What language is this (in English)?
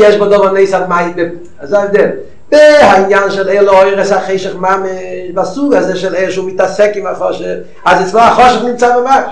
Hebrew